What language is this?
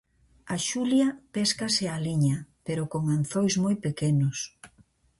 Galician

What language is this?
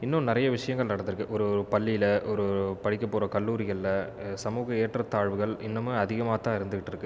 Tamil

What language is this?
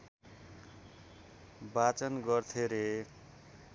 Nepali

